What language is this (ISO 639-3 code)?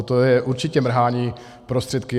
ces